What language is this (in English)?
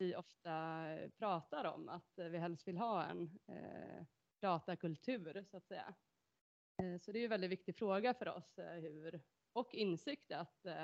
Swedish